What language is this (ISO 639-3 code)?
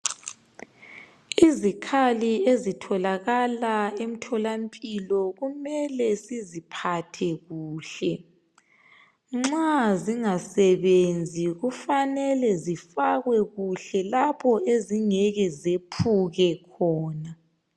nde